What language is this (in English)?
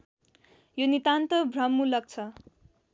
Nepali